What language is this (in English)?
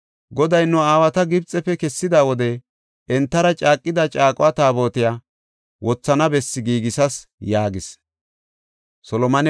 Gofa